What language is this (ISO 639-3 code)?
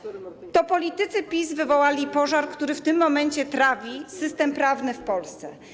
pol